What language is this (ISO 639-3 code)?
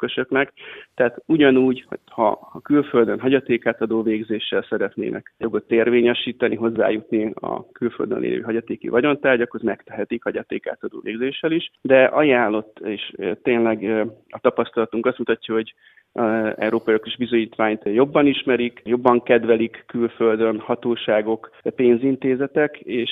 hun